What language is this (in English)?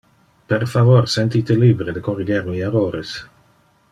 Interlingua